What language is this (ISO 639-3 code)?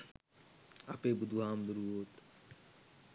sin